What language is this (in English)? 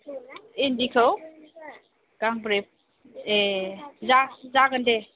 Bodo